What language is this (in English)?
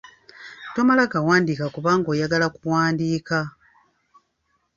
Ganda